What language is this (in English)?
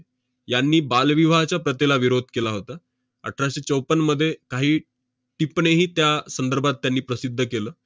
Marathi